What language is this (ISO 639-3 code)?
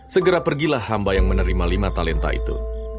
ind